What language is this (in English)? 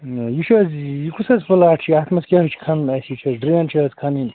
Kashmiri